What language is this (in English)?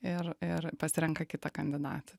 Lithuanian